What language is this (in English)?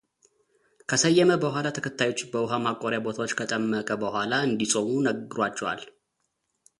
Amharic